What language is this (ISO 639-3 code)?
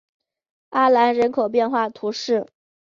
zho